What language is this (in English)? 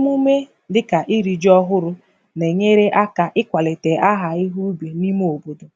Igbo